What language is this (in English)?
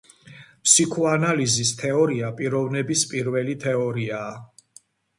Georgian